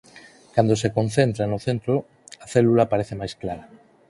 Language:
Galician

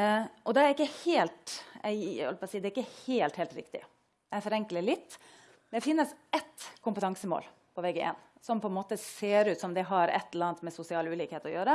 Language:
Norwegian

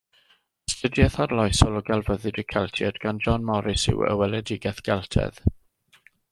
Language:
Welsh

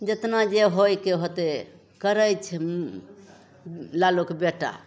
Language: Maithili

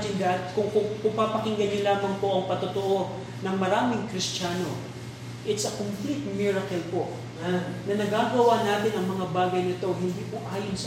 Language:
Filipino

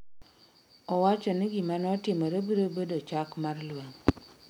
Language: Luo (Kenya and Tanzania)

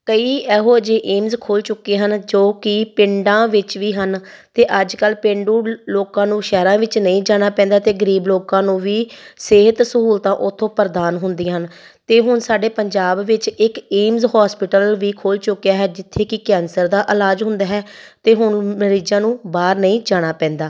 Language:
Punjabi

